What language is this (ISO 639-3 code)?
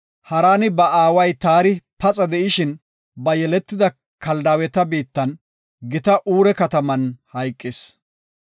gof